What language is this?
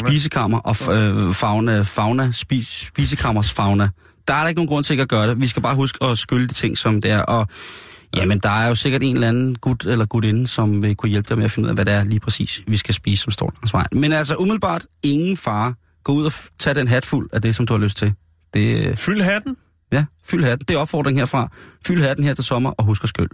Danish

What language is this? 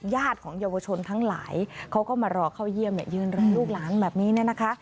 Thai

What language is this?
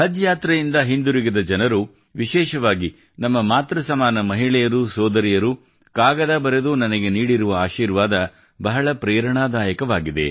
Kannada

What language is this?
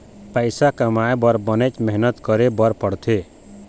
Chhattisgarhi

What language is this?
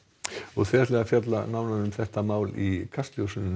Icelandic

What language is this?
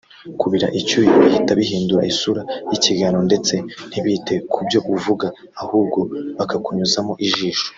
Kinyarwanda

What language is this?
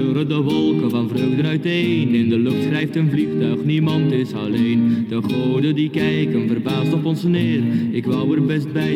Dutch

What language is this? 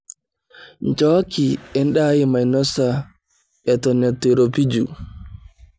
Masai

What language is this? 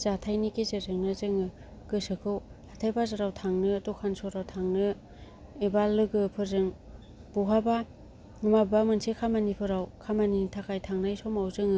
Bodo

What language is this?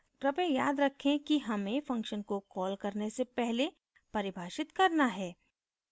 Hindi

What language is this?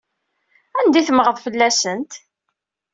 Kabyle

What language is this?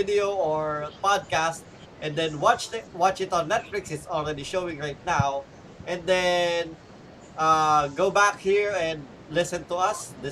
Filipino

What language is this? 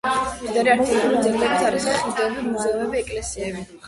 Georgian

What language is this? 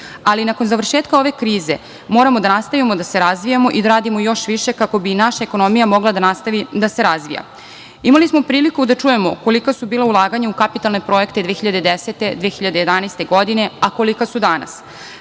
Serbian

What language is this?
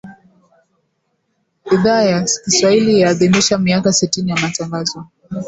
Swahili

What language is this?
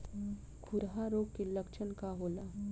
Bhojpuri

